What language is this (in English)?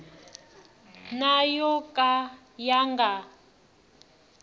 Tsonga